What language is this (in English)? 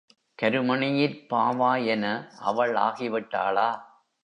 Tamil